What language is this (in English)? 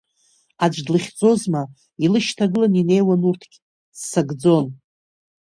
Abkhazian